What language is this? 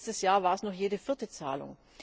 German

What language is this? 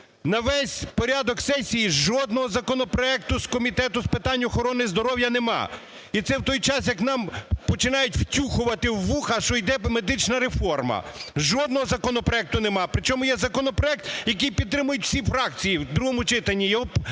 Ukrainian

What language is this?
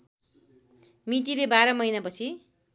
Nepali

